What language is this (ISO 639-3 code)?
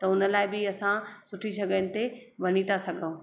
snd